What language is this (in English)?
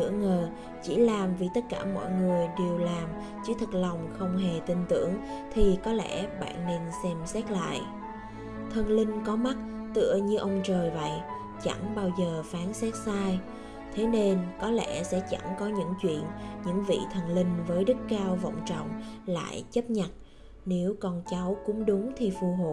Vietnamese